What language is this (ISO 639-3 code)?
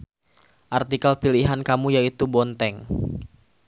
sun